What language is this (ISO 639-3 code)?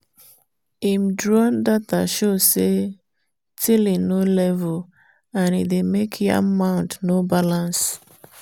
pcm